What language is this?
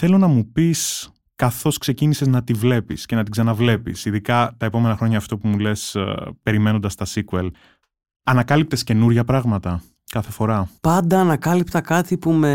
Greek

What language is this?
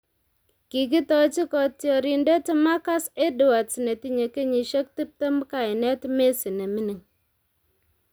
Kalenjin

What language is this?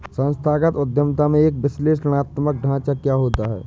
Hindi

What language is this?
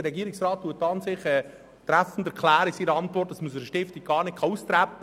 Swiss German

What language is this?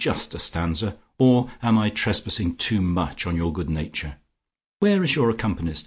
English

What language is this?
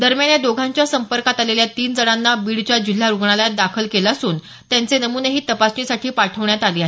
Marathi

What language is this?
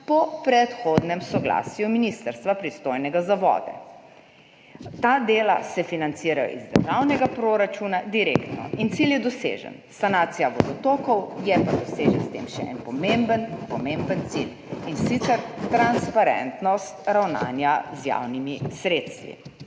Slovenian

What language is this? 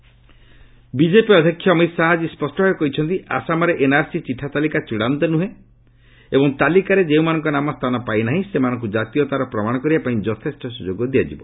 Odia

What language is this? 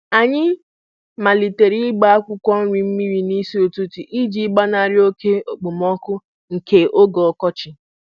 Igbo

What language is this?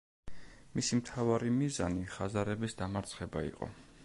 Georgian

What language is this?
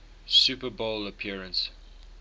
English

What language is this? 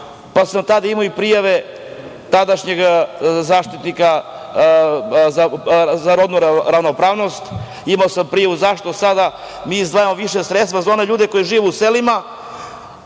Serbian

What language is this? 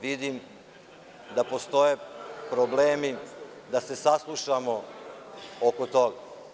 Serbian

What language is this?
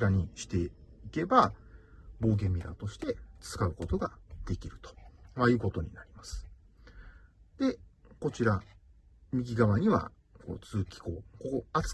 Japanese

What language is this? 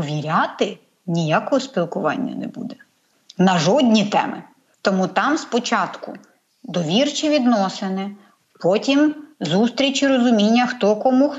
Ukrainian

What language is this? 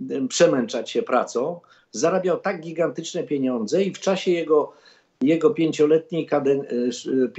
Polish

